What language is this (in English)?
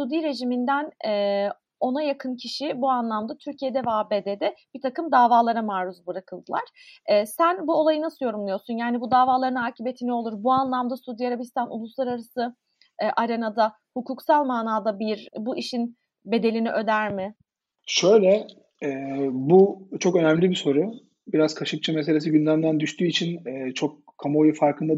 Turkish